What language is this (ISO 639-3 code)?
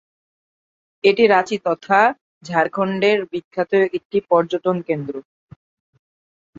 ben